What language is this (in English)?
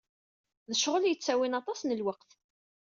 Kabyle